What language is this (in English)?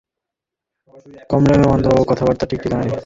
Bangla